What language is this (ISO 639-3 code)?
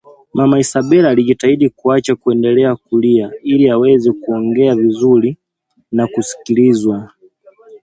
swa